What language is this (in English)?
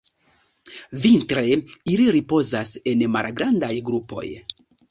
Esperanto